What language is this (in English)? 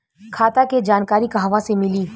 Bhojpuri